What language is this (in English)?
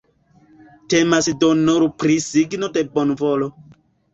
Esperanto